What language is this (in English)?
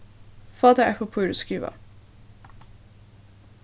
Faroese